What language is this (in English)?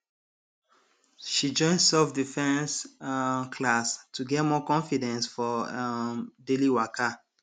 Nigerian Pidgin